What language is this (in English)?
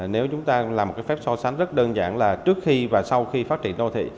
Vietnamese